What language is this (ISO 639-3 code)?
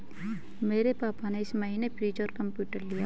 hin